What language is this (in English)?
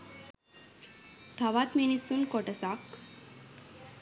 Sinhala